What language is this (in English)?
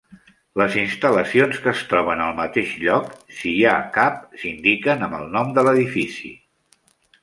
Catalan